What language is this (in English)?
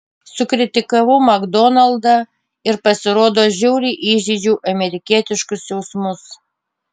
Lithuanian